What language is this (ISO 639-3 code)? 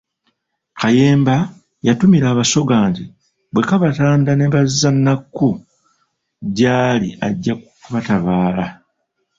lug